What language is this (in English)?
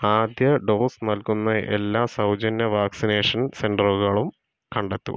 Malayalam